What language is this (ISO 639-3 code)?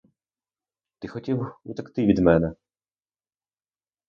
ukr